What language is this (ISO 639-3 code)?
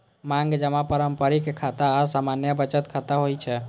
mai